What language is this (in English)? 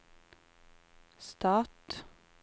Norwegian